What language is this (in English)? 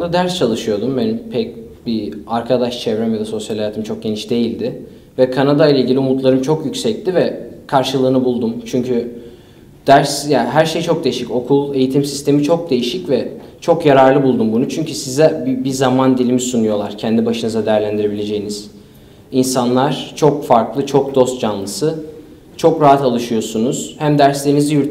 Turkish